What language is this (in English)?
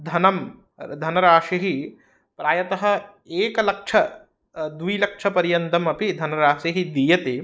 Sanskrit